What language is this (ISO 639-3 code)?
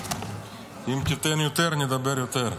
heb